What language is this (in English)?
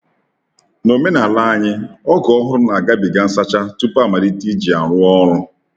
Igbo